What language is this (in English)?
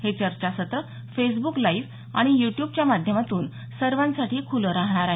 Marathi